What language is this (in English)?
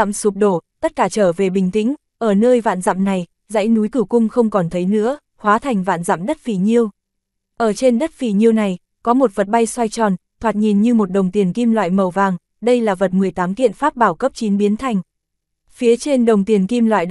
Vietnamese